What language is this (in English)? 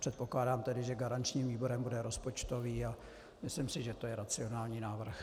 Czech